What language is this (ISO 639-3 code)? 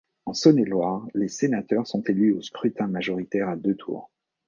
fra